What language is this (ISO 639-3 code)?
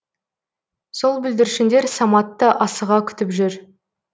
kaz